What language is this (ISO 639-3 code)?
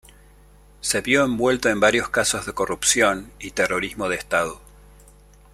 spa